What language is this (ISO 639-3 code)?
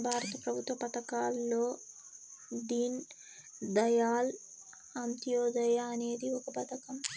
tel